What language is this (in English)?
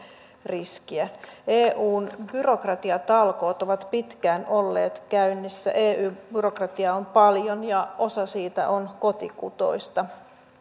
Finnish